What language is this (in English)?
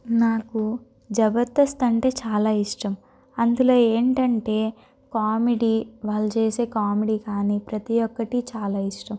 Telugu